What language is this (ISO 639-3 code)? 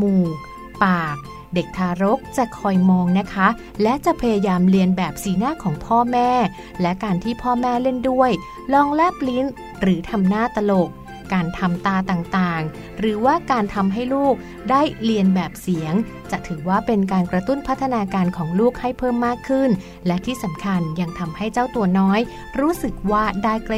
tha